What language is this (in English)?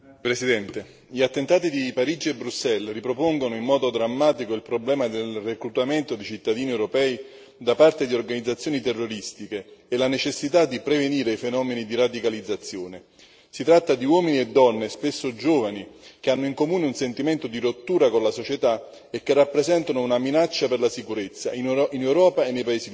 Italian